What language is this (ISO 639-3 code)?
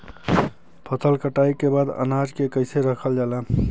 bho